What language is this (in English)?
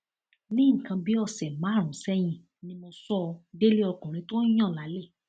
Yoruba